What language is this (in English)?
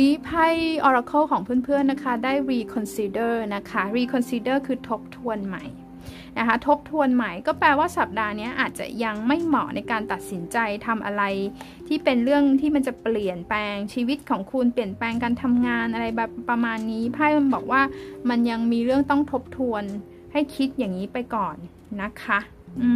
Thai